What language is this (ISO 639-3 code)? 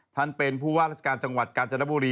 tha